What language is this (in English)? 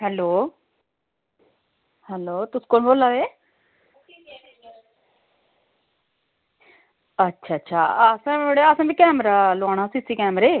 Dogri